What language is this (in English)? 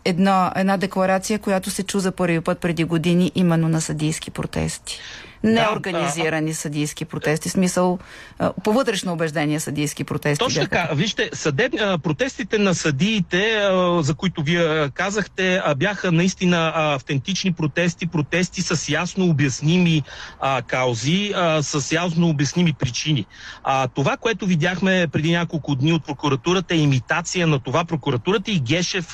Bulgarian